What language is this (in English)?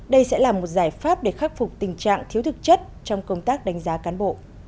Vietnamese